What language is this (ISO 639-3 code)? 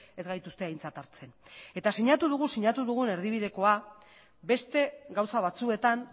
eus